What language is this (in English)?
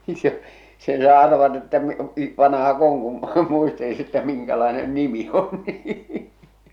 Finnish